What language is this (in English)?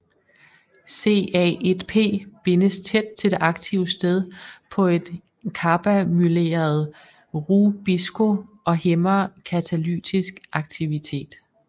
Danish